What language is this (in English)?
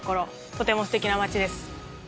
Japanese